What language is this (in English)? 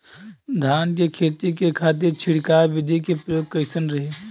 Bhojpuri